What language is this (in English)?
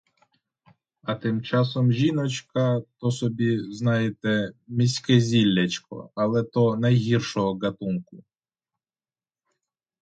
Ukrainian